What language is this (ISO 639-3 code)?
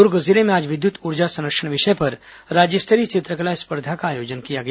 hin